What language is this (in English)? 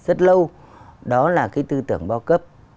Vietnamese